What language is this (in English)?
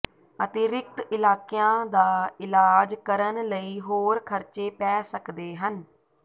Punjabi